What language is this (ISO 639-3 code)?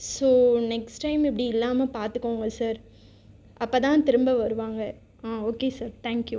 tam